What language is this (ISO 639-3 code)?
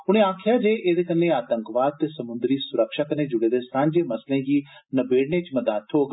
doi